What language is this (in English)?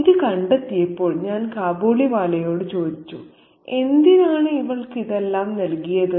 Malayalam